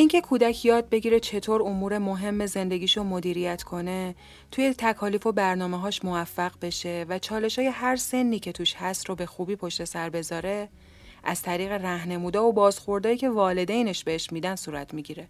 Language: Persian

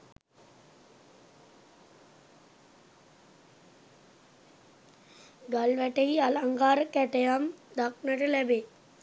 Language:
Sinhala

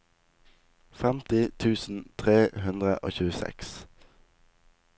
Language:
Norwegian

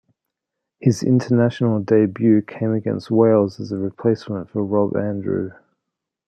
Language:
English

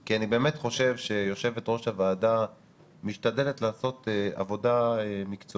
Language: Hebrew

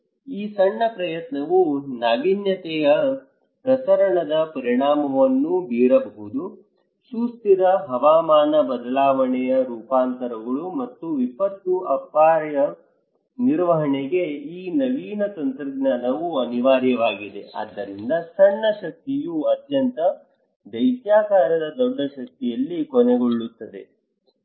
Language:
Kannada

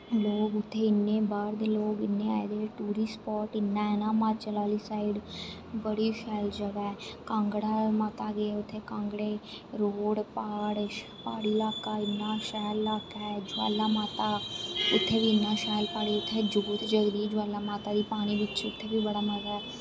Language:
Dogri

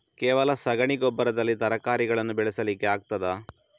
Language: Kannada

